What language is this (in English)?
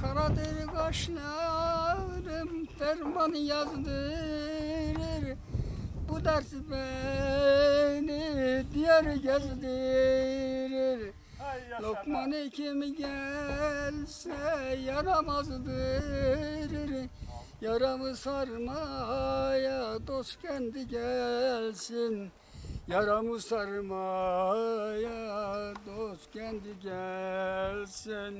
Turkish